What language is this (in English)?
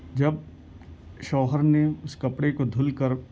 Urdu